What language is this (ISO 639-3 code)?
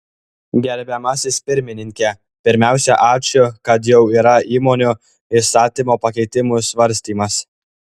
lit